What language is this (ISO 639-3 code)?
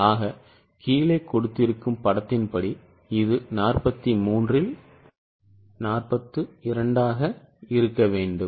tam